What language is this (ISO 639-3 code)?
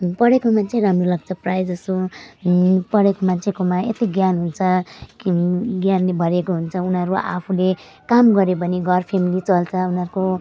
nep